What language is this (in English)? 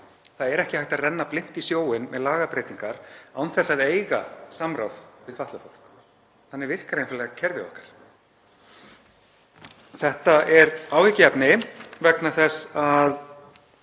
Icelandic